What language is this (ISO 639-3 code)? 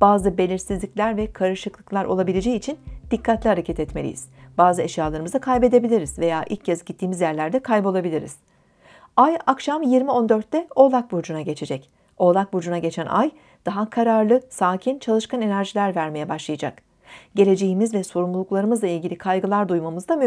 tur